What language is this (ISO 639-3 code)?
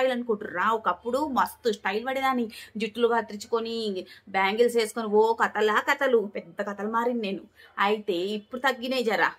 tel